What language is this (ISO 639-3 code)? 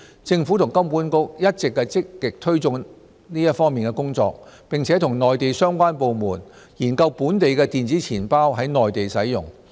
yue